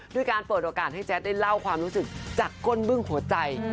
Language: Thai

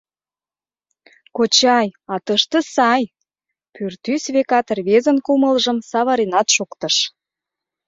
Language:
Mari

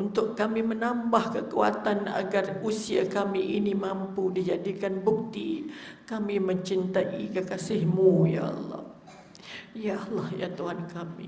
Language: Malay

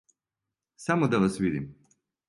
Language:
Serbian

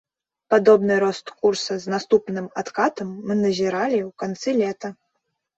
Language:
Belarusian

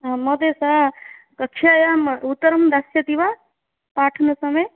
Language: Sanskrit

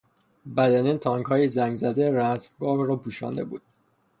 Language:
Persian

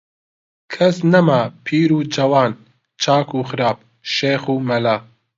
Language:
Central Kurdish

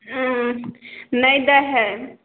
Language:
Maithili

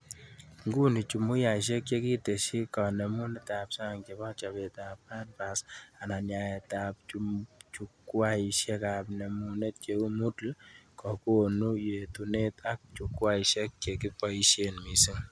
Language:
Kalenjin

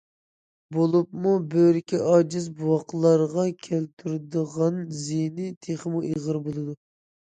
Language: Uyghur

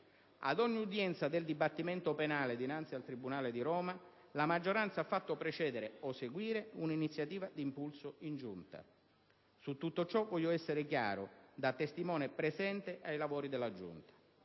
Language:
Italian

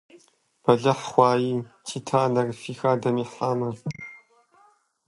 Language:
Kabardian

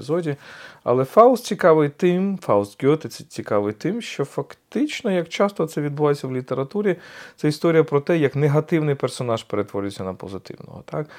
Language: Ukrainian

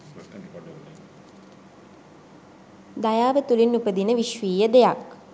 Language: Sinhala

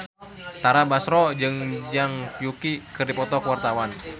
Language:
Sundanese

